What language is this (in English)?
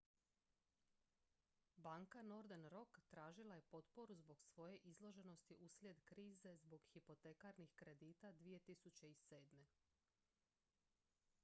Croatian